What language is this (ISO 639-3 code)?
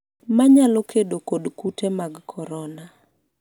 luo